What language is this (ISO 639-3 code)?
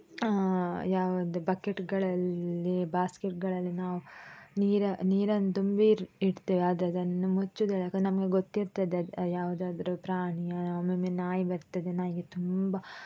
kan